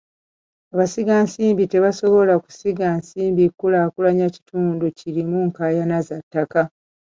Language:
Ganda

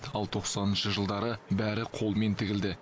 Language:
Kazakh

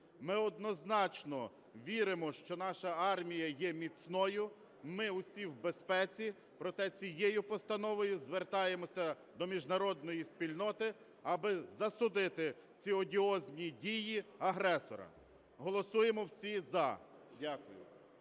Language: Ukrainian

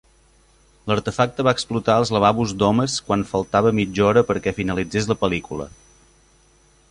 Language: Catalan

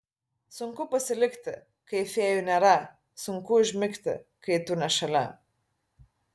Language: Lithuanian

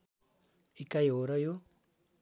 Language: Nepali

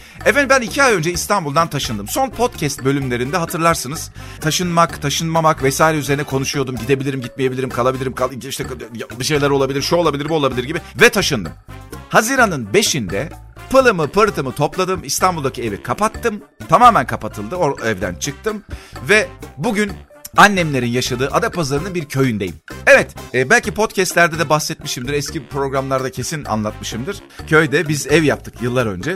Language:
Turkish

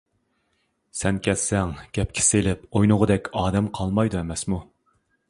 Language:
Uyghur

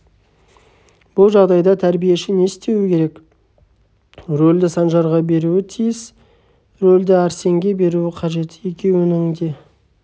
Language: Kazakh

